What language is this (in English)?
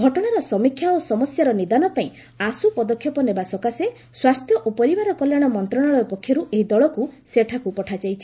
Odia